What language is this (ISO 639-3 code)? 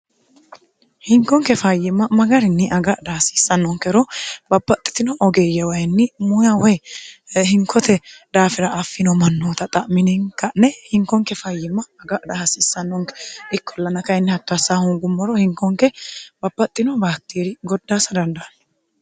sid